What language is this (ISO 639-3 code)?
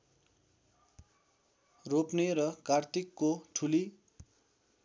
nep